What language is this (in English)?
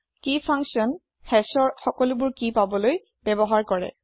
Assamese